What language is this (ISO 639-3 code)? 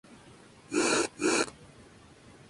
spa